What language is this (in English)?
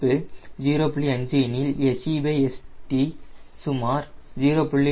Tamil